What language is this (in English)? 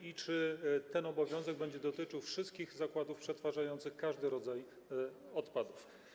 Polish